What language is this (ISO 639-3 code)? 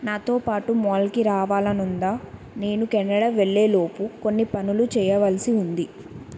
tel